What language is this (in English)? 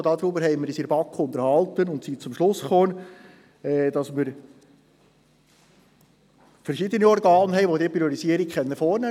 Swiss German